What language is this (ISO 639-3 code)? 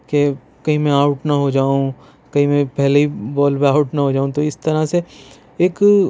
urd